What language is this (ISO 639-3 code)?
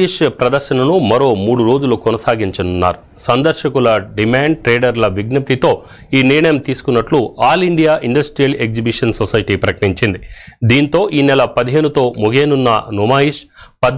tel